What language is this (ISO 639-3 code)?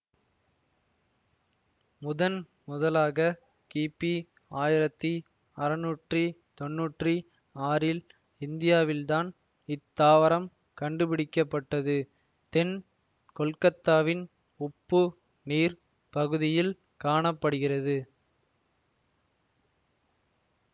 tam